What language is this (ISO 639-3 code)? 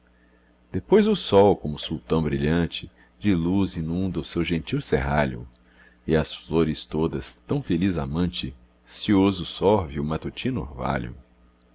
por